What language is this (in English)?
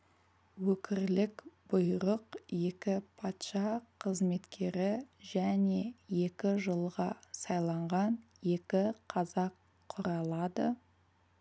Kazakh